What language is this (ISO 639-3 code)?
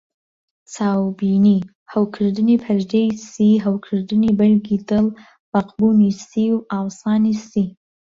ckb